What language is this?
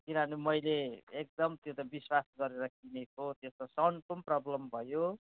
Nepali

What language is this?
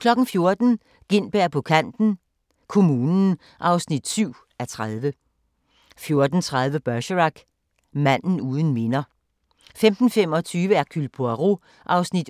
Danish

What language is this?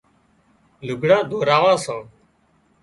Wadiyara Koli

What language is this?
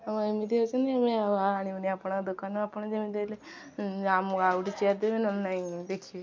Odia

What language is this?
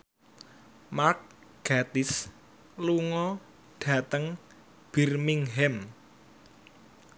Javanese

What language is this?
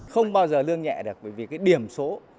Vietnamese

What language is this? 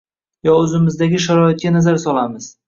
Uzbek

